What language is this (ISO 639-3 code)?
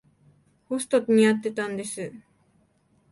jpn